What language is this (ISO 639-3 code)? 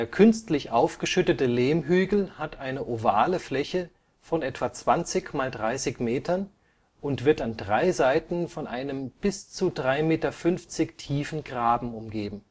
deu